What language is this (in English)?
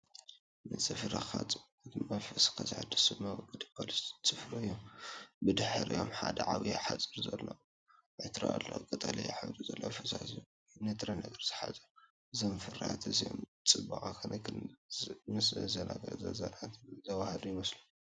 Tigrinya